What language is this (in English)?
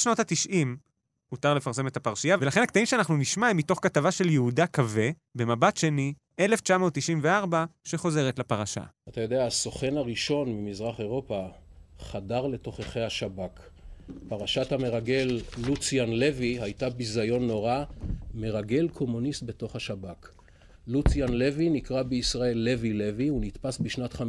Hebrew